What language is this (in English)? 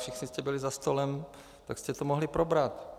Czech